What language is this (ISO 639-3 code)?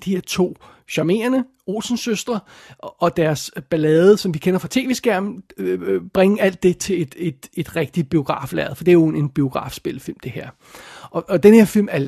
dan